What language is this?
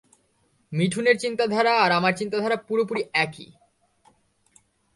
Bangla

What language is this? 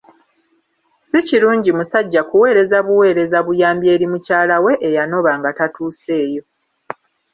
Ganda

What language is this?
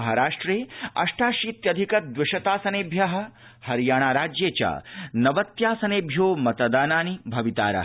Sanskrit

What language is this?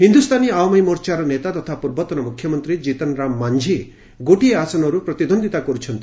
Odia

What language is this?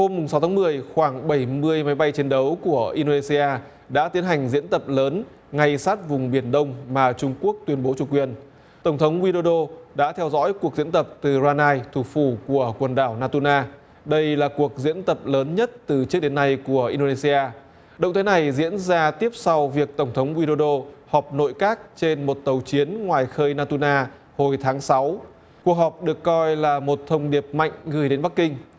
Vietnamese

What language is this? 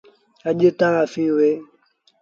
Sindhi Bhil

